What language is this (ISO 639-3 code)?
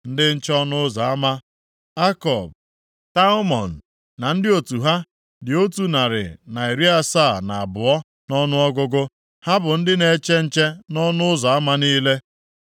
ibo